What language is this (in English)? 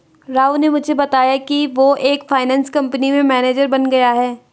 Hindi